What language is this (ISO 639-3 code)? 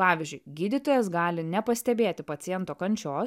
lit